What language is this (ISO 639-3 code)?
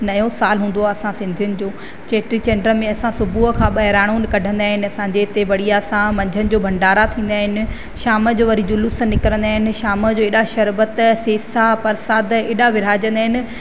snd